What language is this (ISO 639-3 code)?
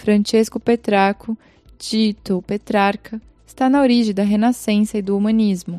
por